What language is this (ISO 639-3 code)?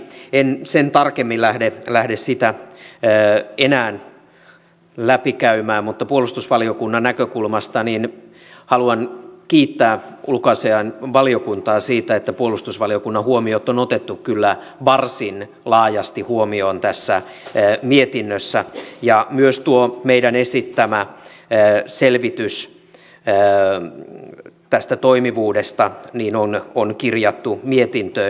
fin